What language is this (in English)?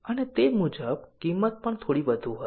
Gujarati